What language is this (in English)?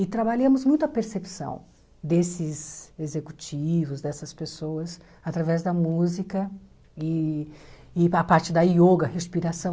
Portuguese